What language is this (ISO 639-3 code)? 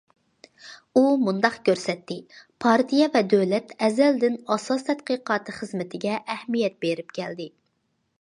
uig